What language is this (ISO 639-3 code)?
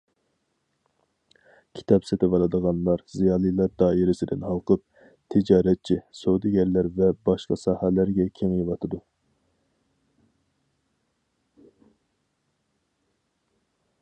uig